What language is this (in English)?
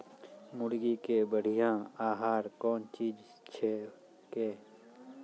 Maithili